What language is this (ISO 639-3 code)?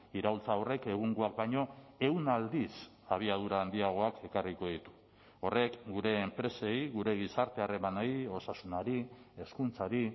eus